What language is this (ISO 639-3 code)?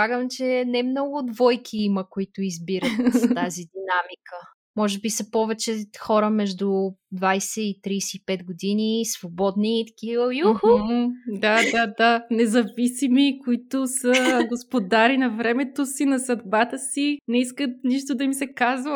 bul